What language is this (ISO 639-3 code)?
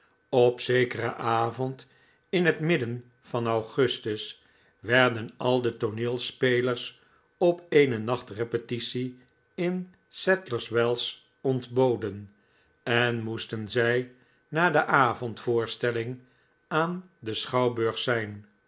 nld